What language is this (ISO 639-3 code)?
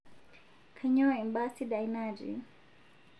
mas